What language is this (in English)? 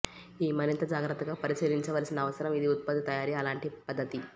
Telugu